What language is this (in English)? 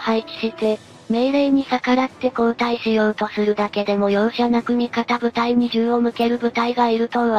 Japanese